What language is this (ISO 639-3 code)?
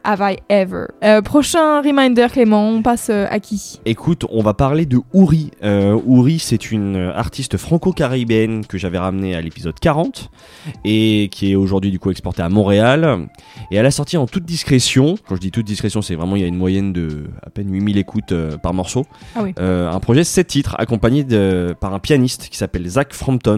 fra